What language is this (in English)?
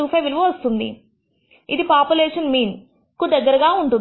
Telugu